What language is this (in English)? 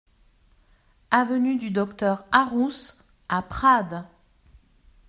French